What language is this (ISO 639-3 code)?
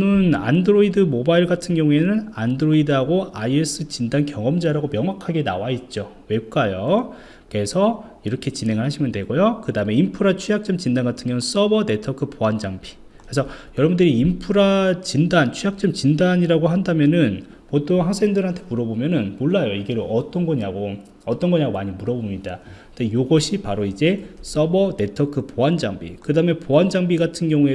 kor